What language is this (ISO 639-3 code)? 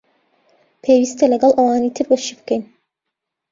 ckb